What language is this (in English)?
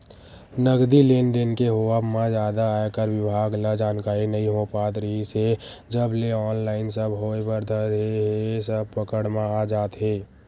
Chhattisgarhi